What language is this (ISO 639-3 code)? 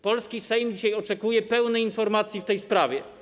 pol